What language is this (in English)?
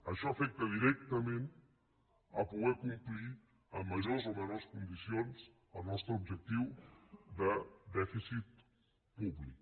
Catalan